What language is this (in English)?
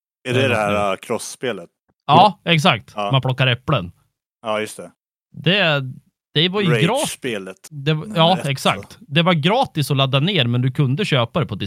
Swedish